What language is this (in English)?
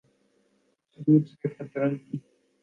Urdu